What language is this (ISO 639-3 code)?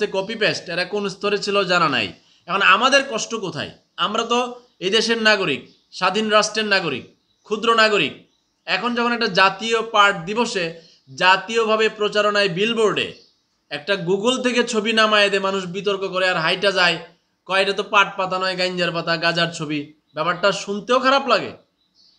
tur